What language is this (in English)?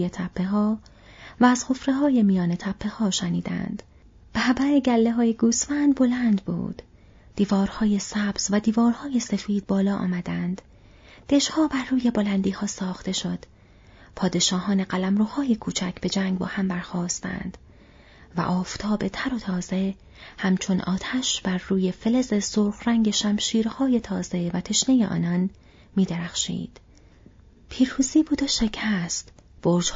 Persian